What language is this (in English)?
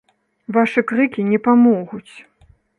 Belarusian